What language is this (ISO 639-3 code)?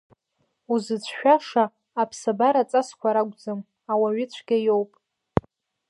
abk